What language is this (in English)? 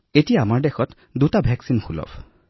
Assamese